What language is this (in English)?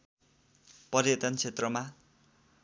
Nepali